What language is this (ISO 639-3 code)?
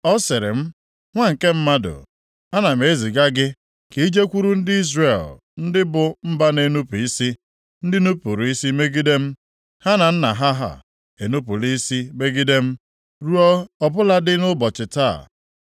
ibo